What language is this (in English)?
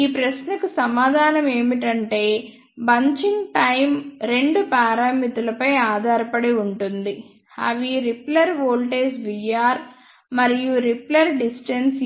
Telugu